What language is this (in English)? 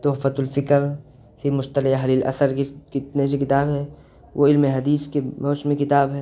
Urdu